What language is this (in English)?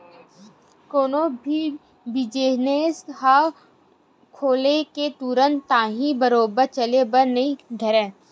Chhattisgarhi